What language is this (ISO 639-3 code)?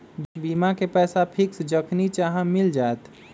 mag